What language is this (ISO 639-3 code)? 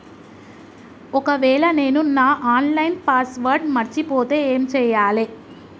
tel